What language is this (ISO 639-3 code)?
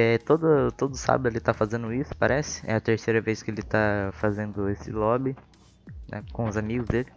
por